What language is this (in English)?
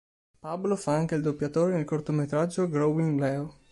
Italian